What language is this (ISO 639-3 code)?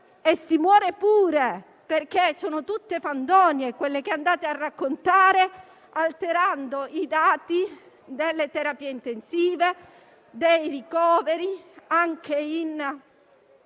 ita